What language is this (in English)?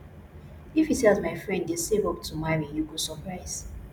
Nigerian Pidgin